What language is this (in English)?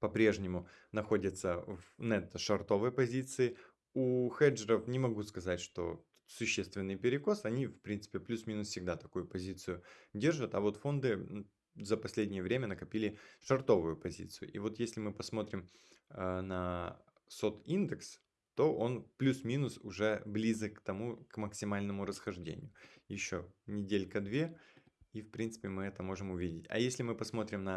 Russian